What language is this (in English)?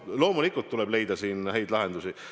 Estonian